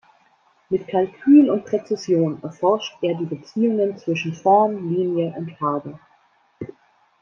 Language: German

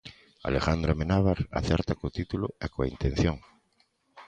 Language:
Galician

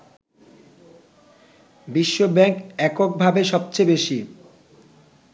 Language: Bangla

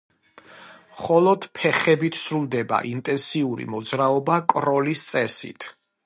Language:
Georgian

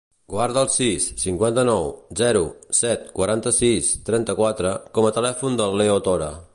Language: Catalan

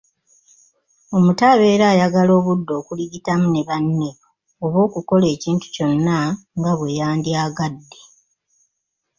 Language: Ganda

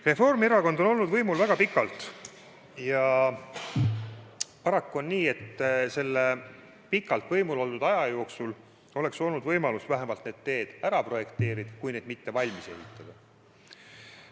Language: Estonian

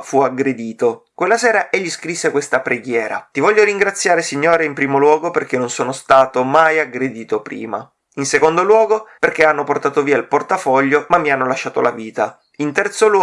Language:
Italian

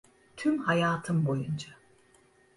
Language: Turkish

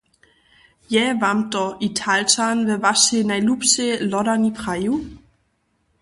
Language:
Upper Sorbian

